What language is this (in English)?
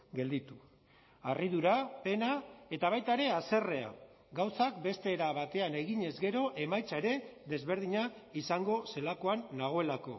Basque